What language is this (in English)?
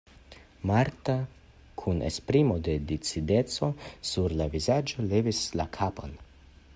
Esperanto